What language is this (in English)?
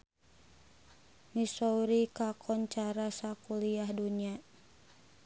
Sundanese